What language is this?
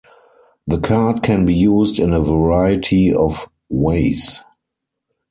English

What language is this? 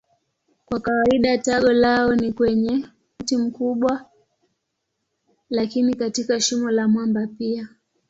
Swahili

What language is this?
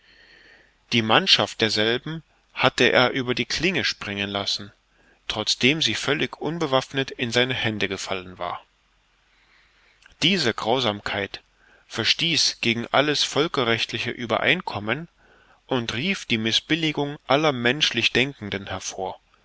German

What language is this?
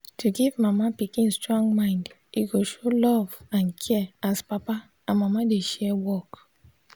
Nigerian Pidgin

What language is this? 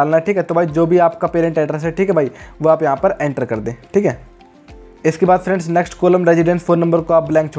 Hindi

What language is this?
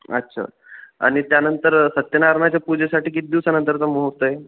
Marathi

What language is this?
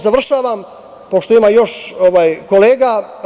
Serbian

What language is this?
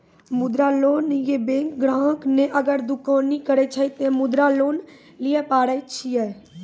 Maithili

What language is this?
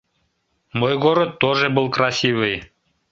Mari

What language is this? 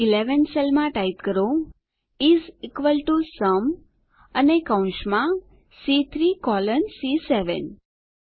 Gujarati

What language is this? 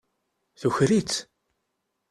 Kabyle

